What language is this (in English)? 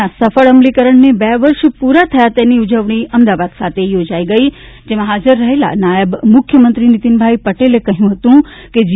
Gujarati